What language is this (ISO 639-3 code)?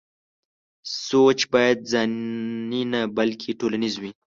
pus